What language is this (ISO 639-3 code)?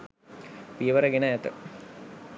sin